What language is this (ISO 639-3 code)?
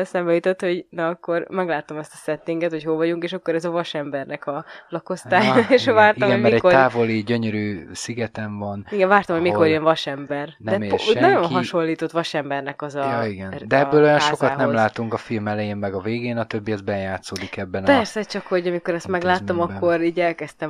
hun